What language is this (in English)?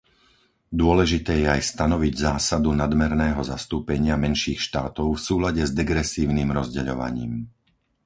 Slovak